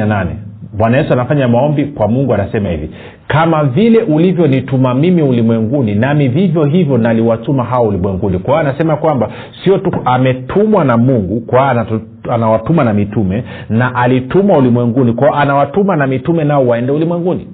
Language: Swahili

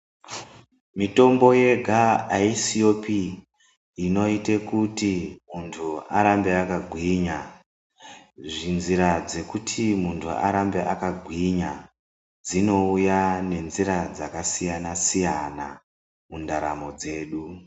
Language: Ndau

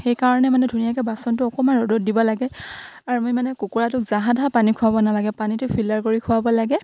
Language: Assamese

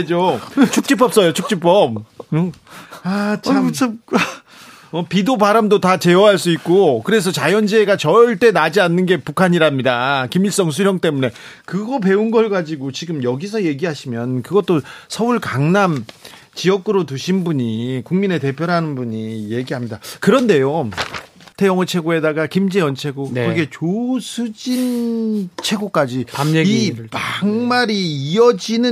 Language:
Korean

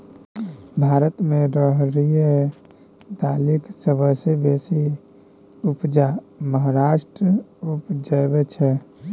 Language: Maithili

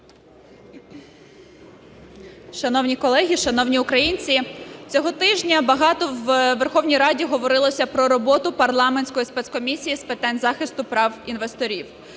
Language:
Ukrainian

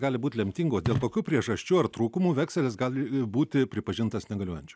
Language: Lithuanian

